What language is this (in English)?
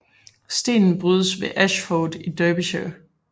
Danish